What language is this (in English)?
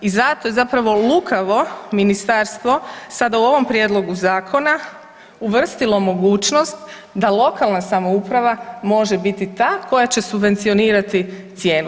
Croatian